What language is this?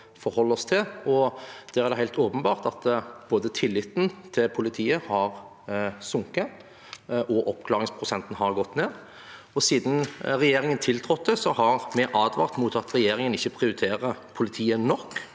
Norwegian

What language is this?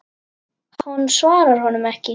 Icelandic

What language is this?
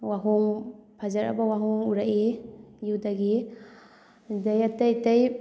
Manipuri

